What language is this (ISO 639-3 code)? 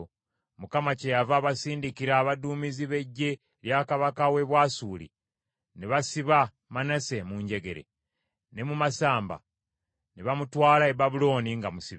lug